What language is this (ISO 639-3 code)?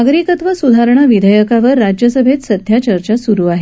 mar